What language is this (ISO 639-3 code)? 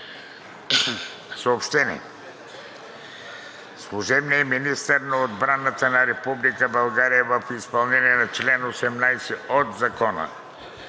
bul